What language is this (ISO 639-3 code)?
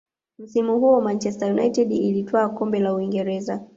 swa